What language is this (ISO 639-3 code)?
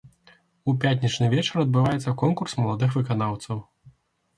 bel